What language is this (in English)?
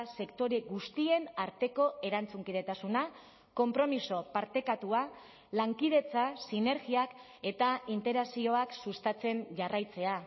Basque